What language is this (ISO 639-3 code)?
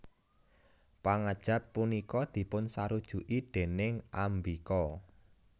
jav